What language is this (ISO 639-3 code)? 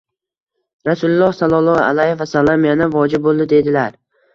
uzb